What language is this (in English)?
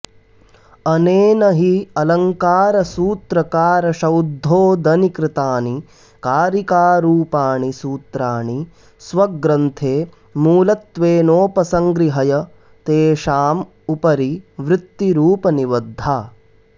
Sanskrit